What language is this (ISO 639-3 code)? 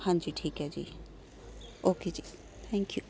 pan